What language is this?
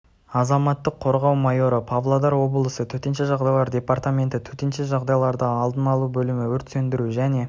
Kazakh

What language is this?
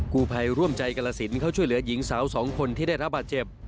Thai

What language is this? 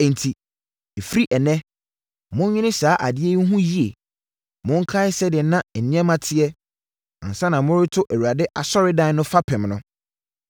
Akan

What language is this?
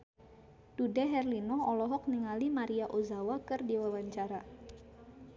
Sundanese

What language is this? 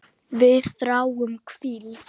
Icelandic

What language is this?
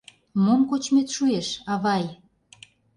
Mari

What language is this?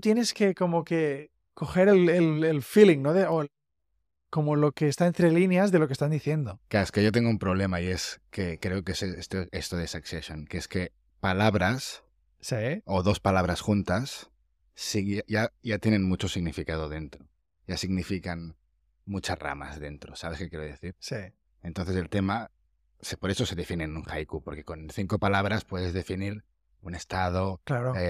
Spanish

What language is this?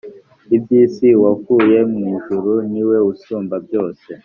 Kinyarwanda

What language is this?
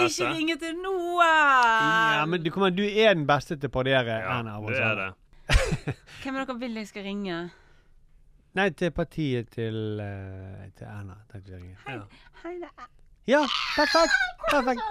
Norwegian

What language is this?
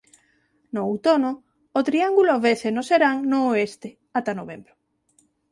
Galician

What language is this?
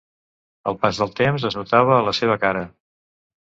Catalan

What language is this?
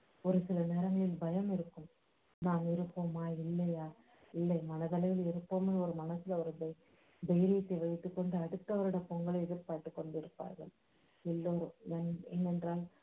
Tamil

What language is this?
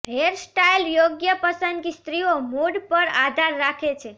Gujarati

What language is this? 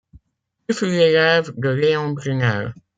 French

